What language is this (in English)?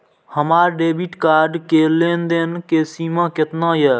Maithili